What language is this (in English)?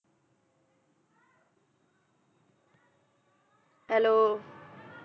Punjabi